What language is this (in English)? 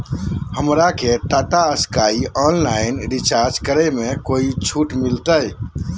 Magahi